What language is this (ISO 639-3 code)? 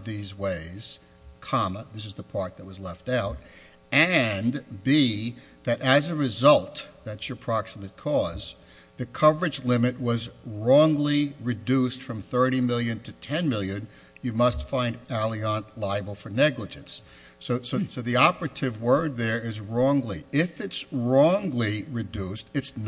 eng